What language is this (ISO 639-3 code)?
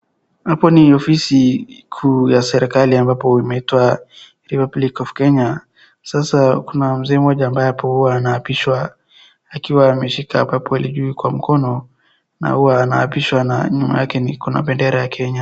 swa